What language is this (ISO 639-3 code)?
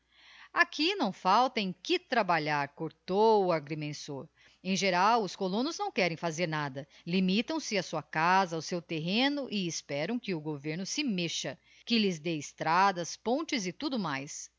por